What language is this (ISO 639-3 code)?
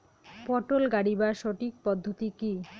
ben